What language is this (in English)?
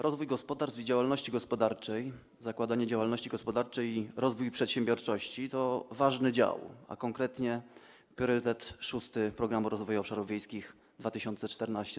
Polish